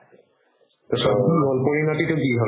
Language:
Assamese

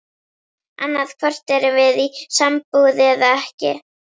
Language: Icelandic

